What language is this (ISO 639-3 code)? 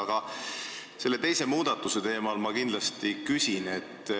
est